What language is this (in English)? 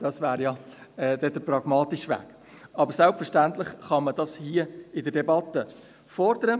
Swiss German